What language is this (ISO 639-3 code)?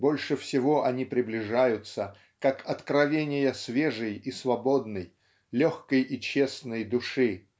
rus